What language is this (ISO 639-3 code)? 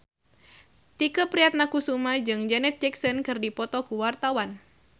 sun